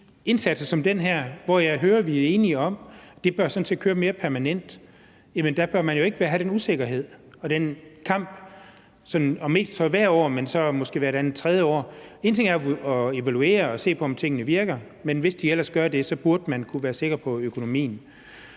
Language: Danish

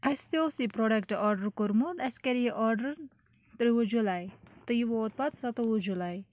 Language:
Kashmiri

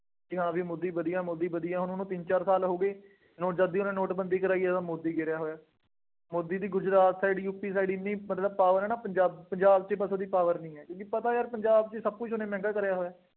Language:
Punjabi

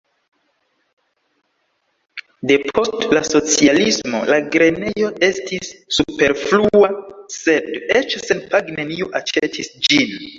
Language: Esperanto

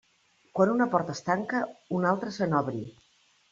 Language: Catalan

